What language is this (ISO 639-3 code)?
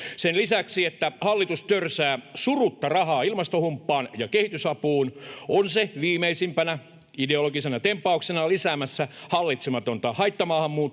fin